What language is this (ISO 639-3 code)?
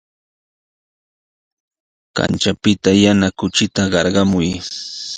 qws